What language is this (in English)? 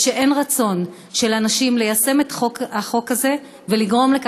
Hebrew